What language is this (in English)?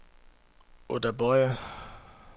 Danish